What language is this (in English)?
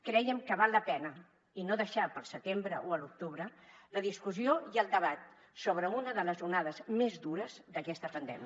Catalan